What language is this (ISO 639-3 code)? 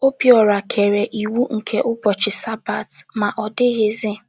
ibo